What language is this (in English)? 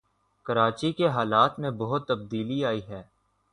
Urdu